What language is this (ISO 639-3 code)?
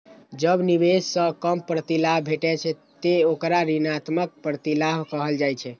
mai